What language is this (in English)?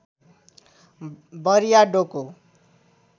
Nepali